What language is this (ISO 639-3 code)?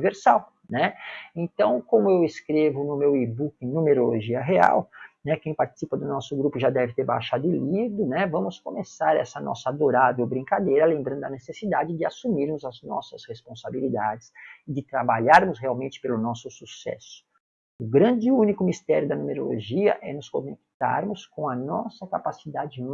por